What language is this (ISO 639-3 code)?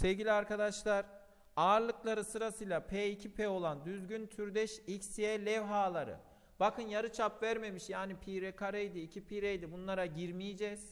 tur